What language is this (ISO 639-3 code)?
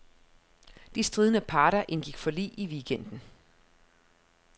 dan